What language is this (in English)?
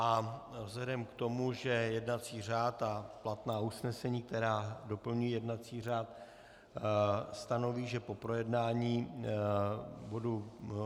Czech